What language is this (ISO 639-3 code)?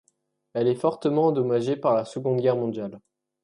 fra